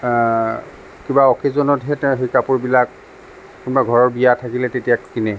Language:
Assamese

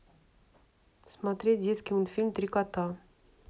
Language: Russian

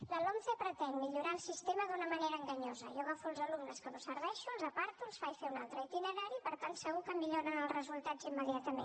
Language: Catalan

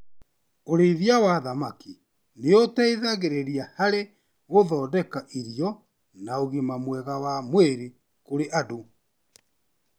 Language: Kikuyu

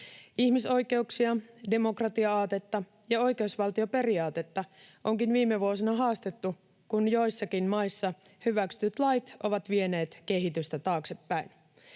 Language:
Finnish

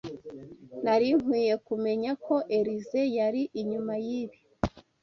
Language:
Kinyarwanda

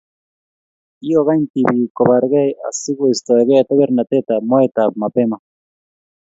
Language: Kalenjin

